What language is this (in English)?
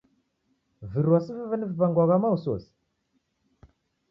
Taita